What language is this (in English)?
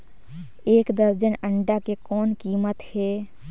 Chhattisgarhi